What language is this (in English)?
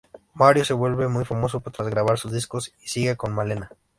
Spanish